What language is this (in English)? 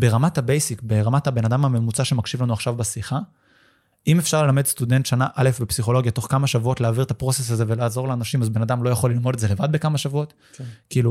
Hebrew